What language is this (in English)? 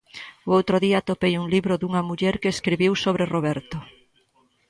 Galician